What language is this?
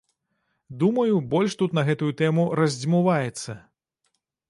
Belarusian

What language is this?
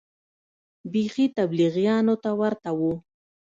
Pashto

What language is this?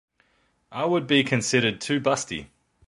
English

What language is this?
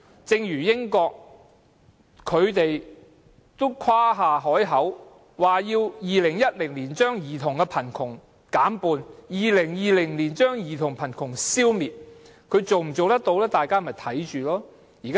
Cantonese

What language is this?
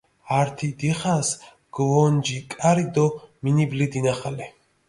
Mingrelian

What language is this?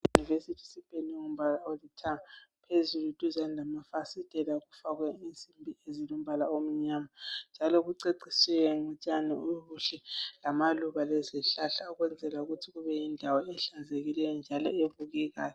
North Ndebele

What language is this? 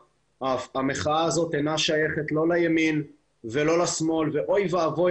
Hebrew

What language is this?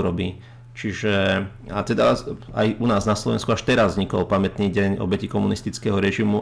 Slovak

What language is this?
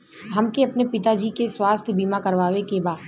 Bhojpuri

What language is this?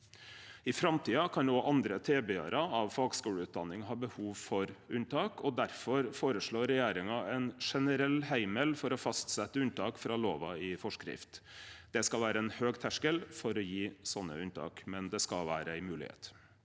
Norwegian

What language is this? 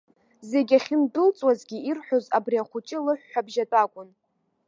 Abkhazian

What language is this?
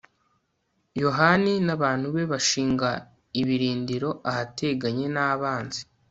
Kinyarwanda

